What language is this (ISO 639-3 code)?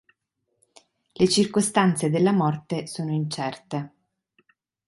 ita